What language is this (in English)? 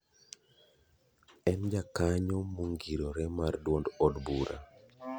Luo (Kenya and Tanzania)